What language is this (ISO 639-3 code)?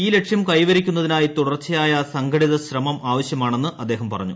mal